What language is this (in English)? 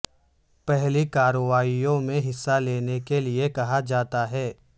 Urdu